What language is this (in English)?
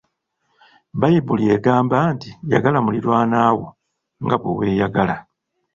Ganda